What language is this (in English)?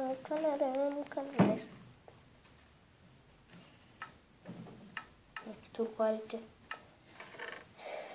Turkish